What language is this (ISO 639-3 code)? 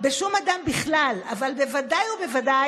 heb